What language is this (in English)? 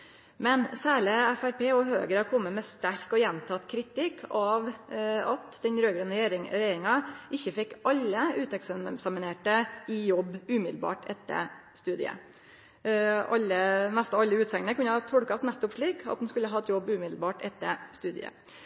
Norwegian Nynorsk